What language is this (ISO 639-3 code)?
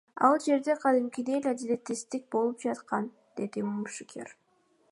kir